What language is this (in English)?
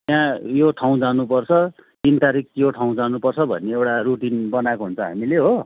Nepali